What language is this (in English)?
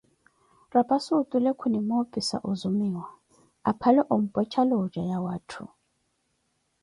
Koti